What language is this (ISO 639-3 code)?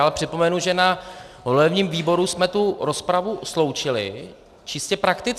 ces